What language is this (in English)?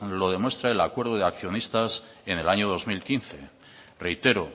Spanish